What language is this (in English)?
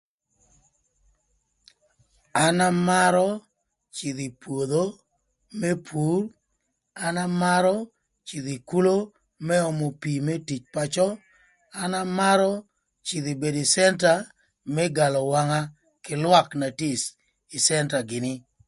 Thur